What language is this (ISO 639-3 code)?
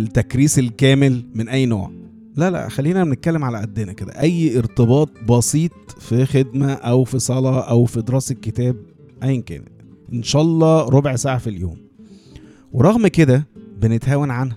ara